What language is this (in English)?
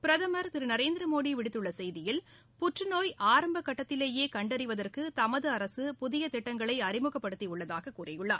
Tamil